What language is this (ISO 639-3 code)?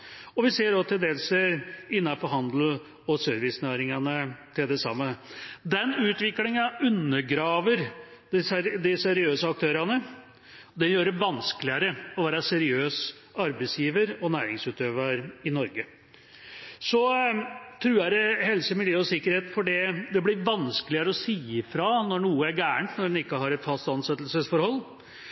nob